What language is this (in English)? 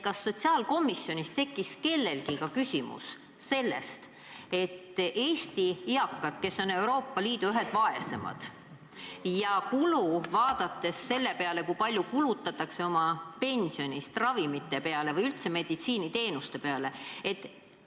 Estonian